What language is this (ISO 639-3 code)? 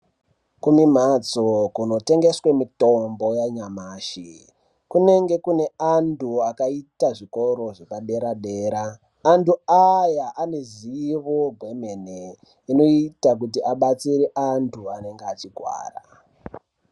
ndc